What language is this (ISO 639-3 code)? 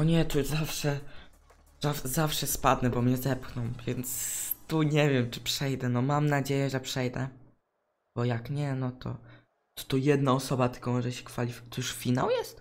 pol